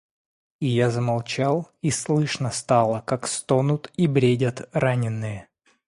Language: Russian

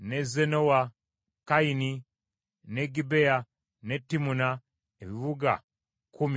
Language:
Ganda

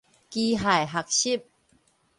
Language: Min Nan Chinese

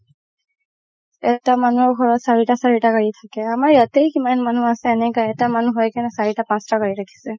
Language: Assamese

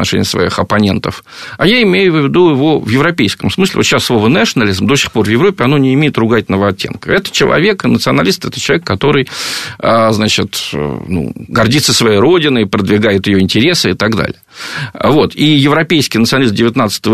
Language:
Russian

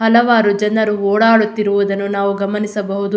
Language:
Kannada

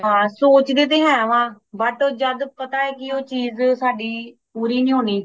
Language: Punjabi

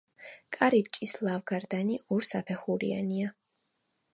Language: Georgian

